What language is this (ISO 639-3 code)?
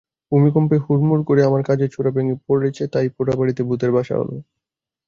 ben